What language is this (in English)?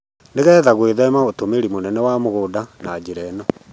Kikuyu